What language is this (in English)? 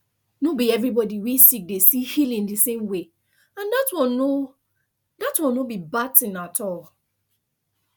Nigerian Pidgin